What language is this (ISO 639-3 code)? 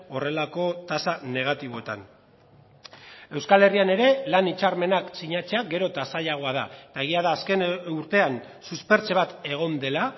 eus